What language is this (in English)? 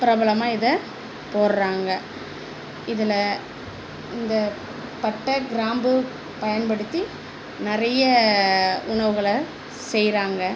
Tamil